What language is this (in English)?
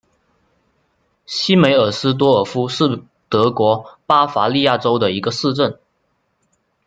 Chinese